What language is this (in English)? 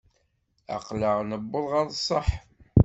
Kabyle